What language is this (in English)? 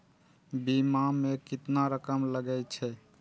Maithili